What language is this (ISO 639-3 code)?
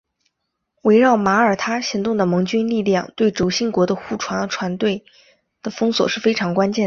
zho